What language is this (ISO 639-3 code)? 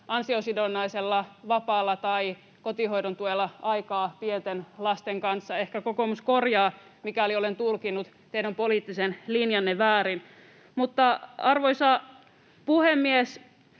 fin